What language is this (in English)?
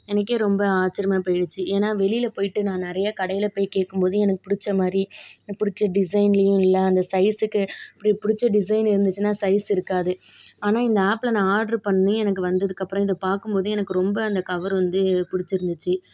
Tamil